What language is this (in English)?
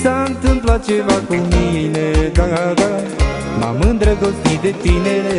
Romanian